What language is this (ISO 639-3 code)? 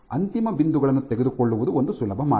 kan